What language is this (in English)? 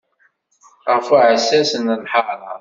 Kabyle